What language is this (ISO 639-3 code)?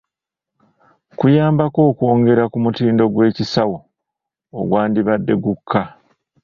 lug